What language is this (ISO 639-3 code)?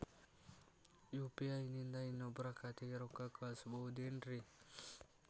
kan